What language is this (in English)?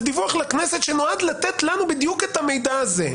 Hebrew